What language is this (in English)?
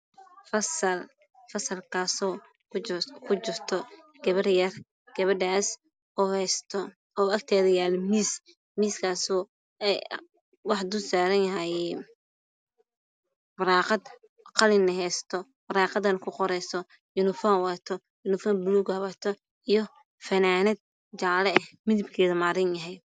Somali